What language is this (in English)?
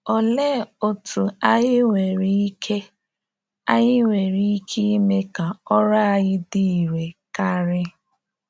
Igbo